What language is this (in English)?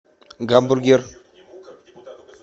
Russian